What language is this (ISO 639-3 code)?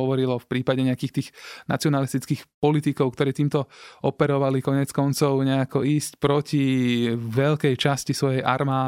slk